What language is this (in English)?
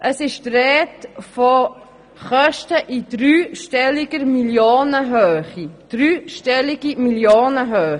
Swiss German